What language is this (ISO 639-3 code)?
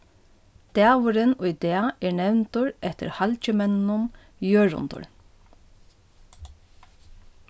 fao